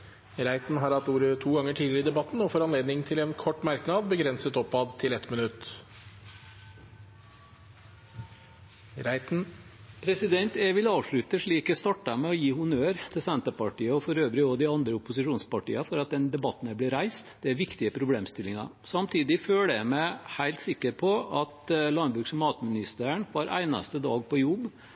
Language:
Norwegian Bokmål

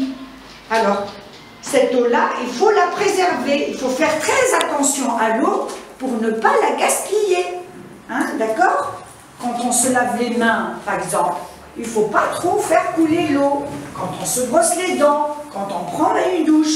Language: French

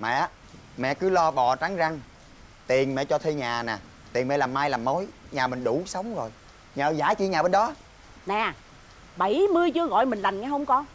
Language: Vietnamese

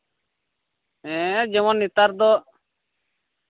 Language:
Santali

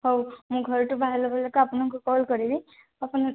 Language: Odia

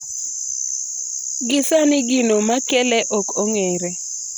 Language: Luo (Kenya and Tanzania)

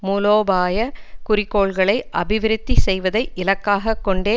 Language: Tamil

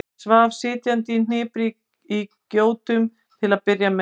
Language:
Icelandic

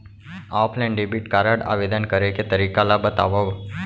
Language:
Chhattisgarhi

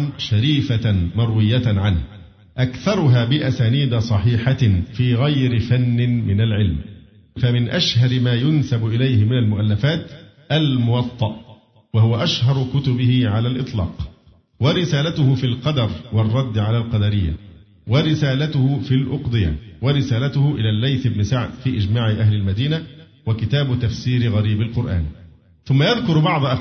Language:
Arabic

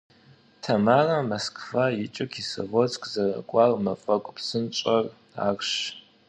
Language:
Kabardian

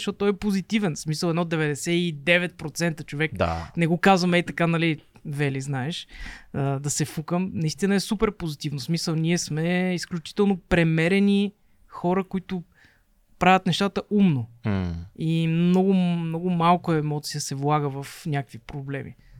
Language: Bulgarian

